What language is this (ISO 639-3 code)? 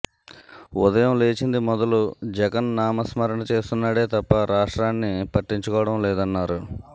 tel